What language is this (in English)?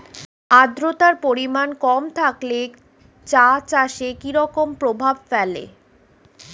Bangla